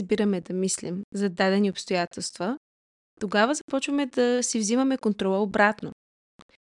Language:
Bulgarian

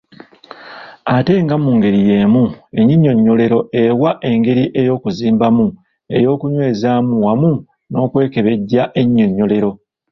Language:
Ganda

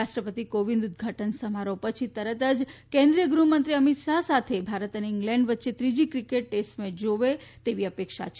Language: Gujarati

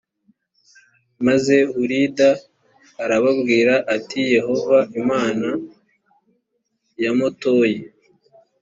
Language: Kinyarwanda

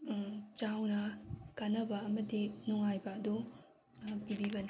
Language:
Manipuri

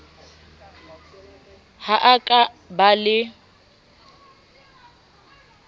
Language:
Southern Sotho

